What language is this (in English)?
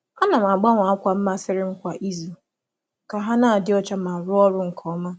Igbo